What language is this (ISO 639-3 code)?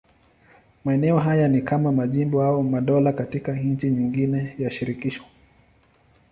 swa